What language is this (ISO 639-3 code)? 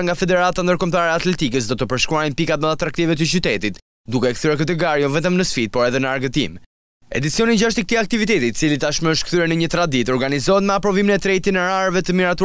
ron